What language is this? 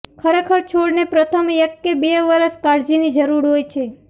Gujarati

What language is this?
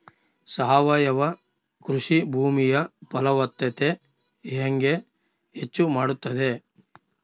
Kannada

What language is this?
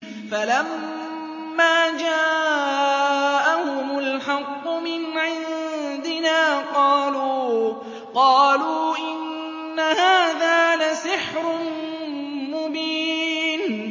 Arabic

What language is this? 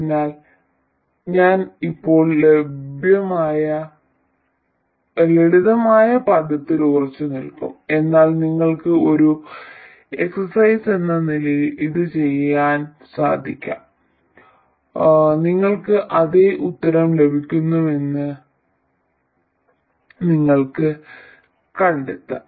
Malayalam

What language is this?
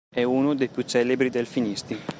Italian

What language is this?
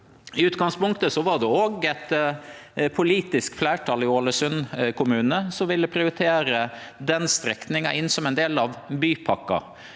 Norwegian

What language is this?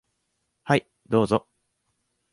Japanese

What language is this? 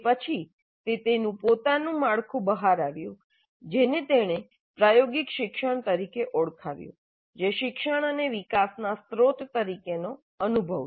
Gujarati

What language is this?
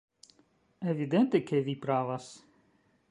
Esperanto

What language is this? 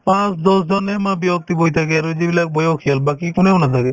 Assamese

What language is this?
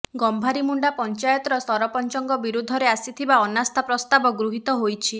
Odia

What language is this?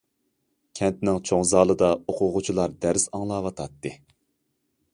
Uyghur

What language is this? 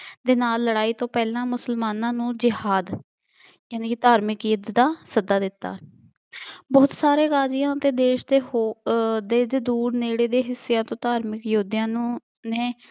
Punjabi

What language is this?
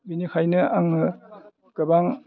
Bodo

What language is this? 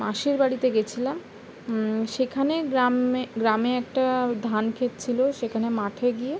Bangla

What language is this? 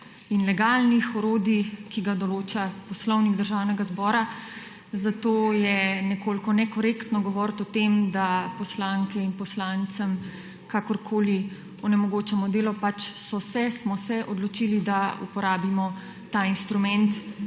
Slovenian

